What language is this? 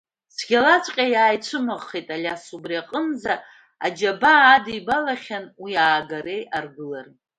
Abkhazian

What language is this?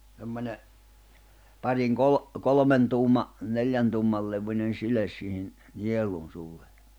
Finnish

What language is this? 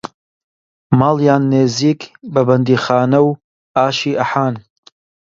Central Kurdish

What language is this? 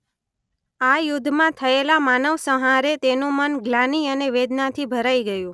Gujarati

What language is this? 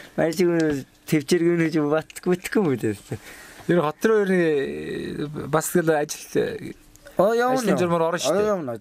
Korean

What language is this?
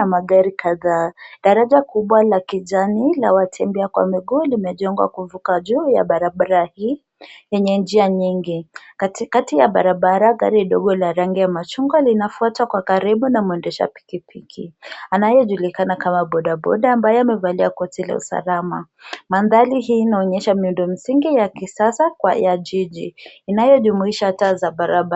Swahili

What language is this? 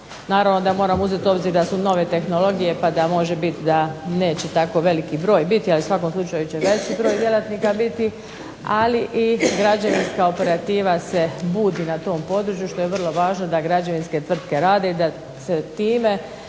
Croatian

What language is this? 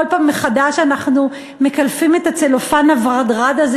Hebrew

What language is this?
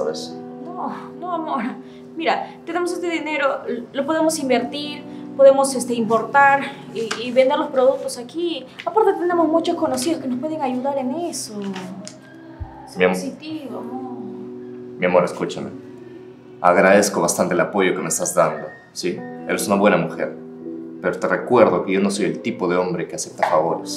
Spanish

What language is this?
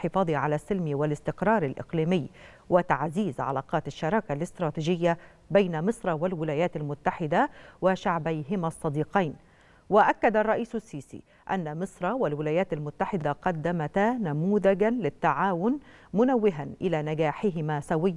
Arabic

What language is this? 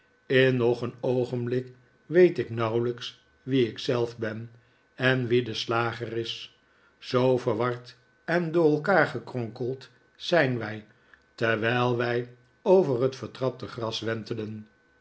Dutch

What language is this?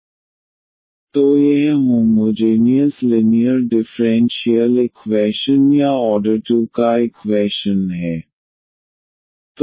Hindi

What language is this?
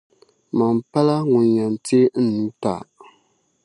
Dagbani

